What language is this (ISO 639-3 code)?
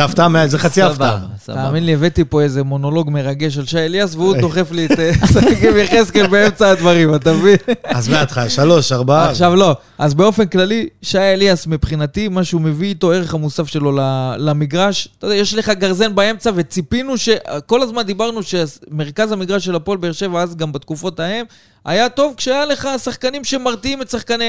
heb